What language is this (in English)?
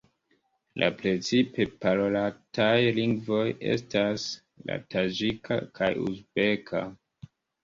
Esperanto